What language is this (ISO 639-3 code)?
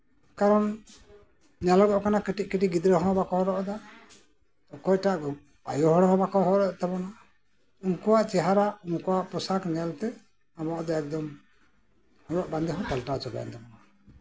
sat